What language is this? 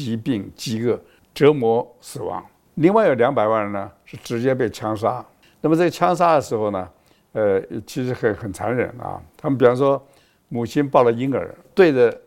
Chinese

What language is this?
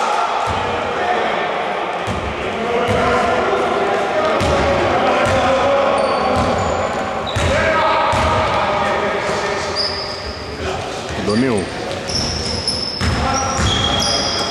Greek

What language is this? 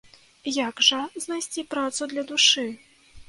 Belarusian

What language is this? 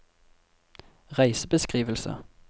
Norwegian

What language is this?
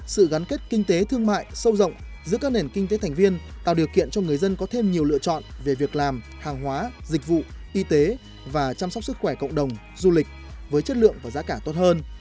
Vietnamese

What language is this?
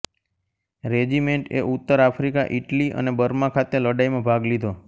Gujarati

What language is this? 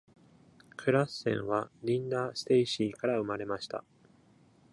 Japanese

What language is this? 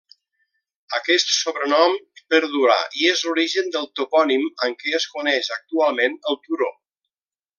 Catalan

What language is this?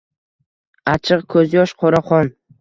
Uzbek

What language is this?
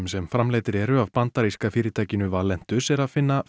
Icelandic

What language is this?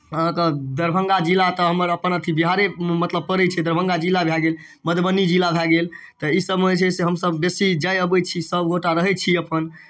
Maithili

